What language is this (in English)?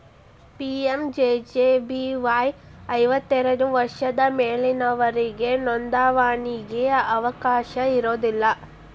Kannada